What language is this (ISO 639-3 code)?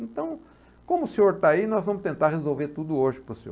por